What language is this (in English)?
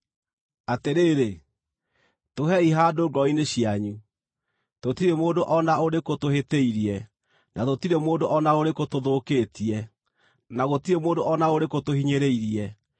Kikuyu